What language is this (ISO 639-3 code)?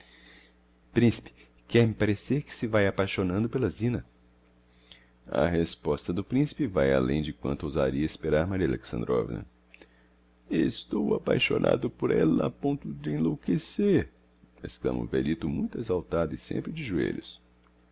por